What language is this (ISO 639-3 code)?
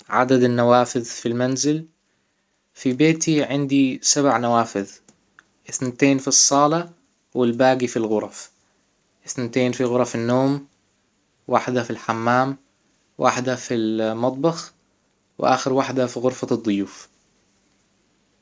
acw